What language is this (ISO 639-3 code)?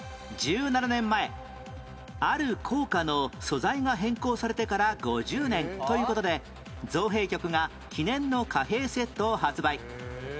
jpn